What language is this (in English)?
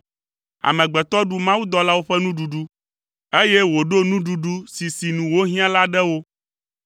Ewe